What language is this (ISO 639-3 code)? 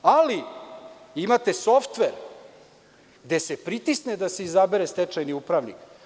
srp